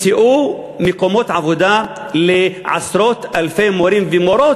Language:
Hebrew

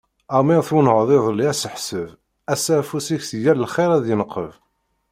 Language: Kabyle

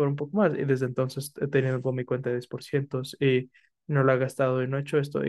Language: Spanish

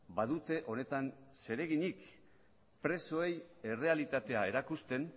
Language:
Basque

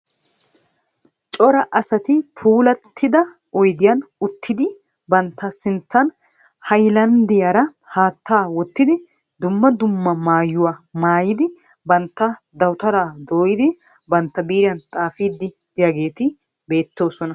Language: Wolaytta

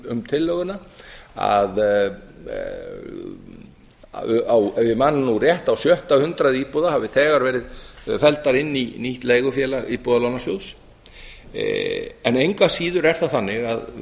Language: Icelandic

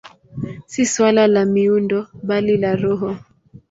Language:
Swahili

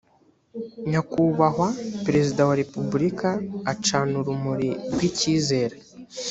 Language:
Kinyarwanda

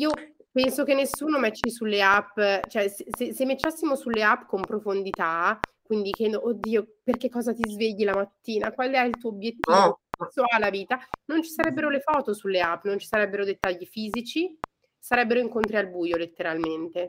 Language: Italian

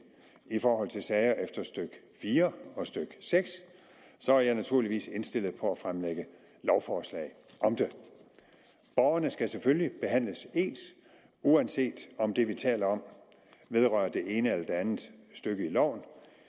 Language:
Danish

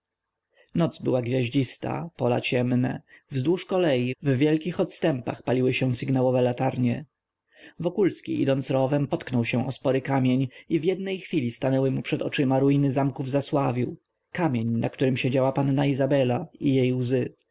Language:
Polish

